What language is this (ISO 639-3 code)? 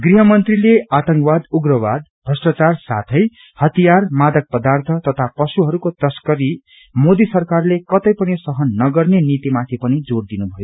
nep